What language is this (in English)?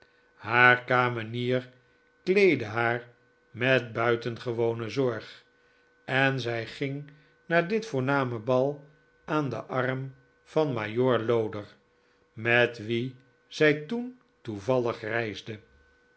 Dutch